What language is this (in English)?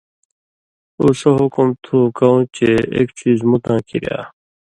Indus Kohistani